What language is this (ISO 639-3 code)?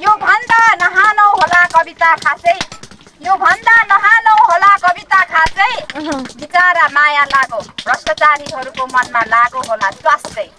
tha